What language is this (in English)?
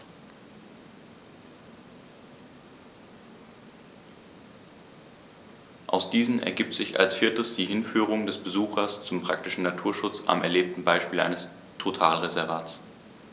German